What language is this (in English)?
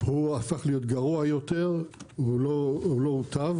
Hebrew